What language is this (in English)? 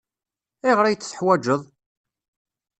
Kabyle